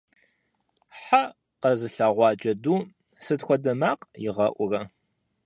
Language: Kabardian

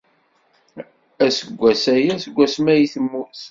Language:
Kabyle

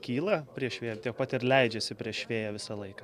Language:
Lithuanian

